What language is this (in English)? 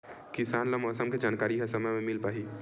Chhattisgarhi